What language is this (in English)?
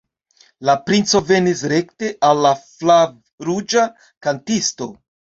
Esperanto